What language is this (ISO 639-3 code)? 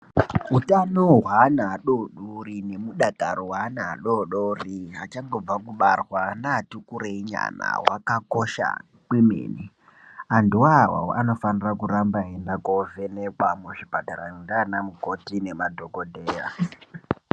ndc